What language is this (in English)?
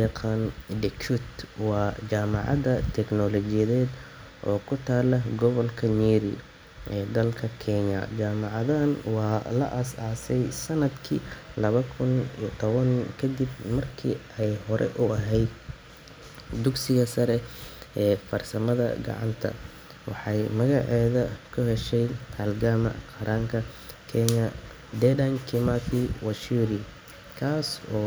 Somali